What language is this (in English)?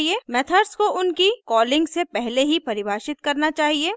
Hindi